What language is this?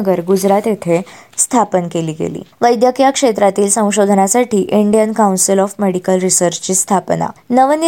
Marathi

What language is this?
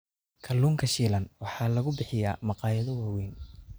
Somali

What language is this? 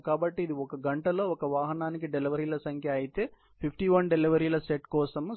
Telugu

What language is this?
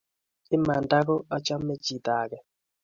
Kalenjin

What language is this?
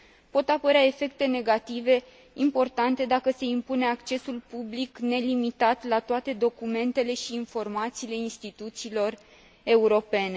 Romanian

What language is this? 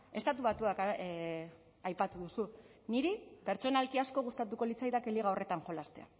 Basque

